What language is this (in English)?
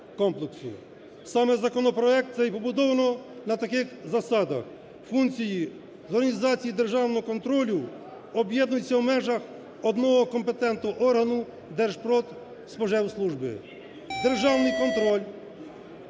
Ukrainian